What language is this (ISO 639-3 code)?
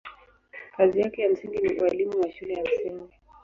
swa